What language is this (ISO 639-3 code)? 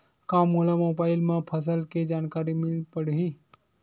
hne